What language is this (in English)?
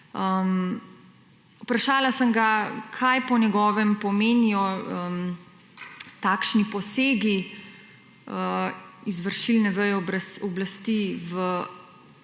Slovenian